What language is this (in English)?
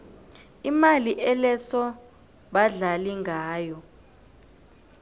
South Ndebele